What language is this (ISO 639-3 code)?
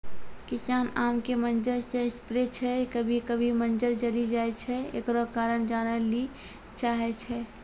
mai